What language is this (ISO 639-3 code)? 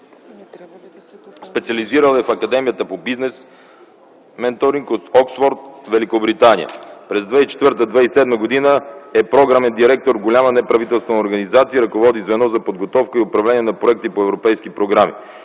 bul